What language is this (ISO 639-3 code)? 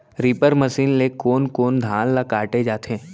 hne